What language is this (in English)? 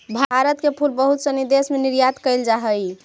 Magahi